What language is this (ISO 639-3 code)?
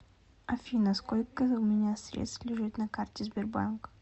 rus